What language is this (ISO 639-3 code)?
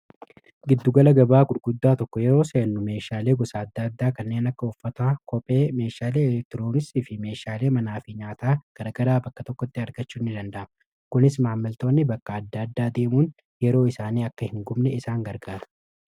orm